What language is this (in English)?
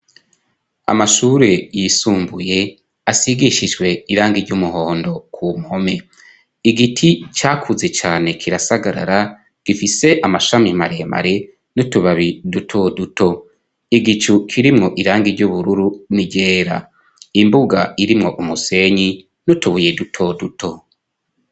Rundi